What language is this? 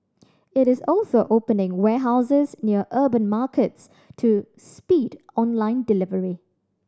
English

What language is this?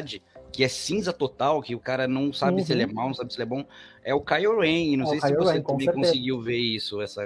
Portuguese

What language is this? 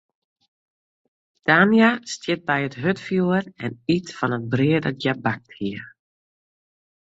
Western Frisian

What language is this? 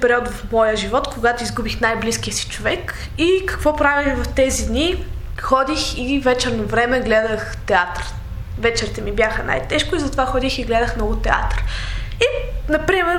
Bulgarian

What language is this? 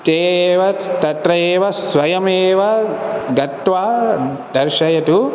Sanskrit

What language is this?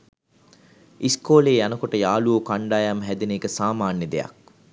Sinhala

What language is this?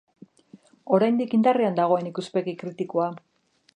Basque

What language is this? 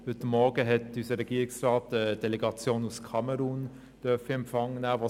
Swiss German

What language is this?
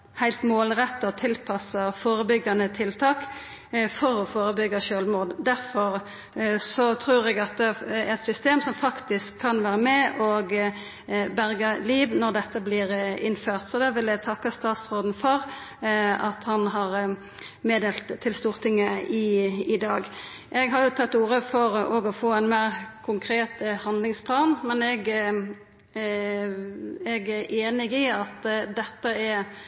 Norwegian Nynorsk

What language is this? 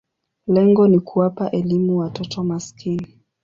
Swahili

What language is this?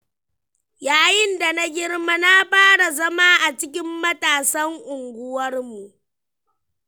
Hausa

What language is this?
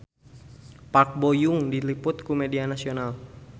Sundanese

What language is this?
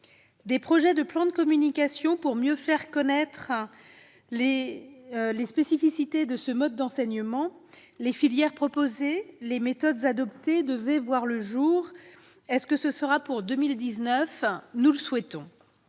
French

